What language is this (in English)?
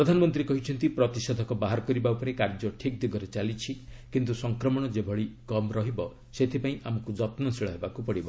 Odia